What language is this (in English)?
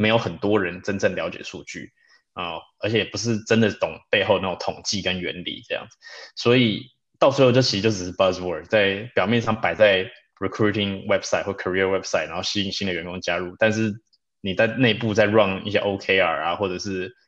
Chinese